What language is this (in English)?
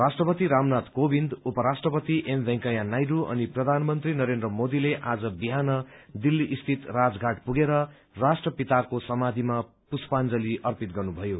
Nepali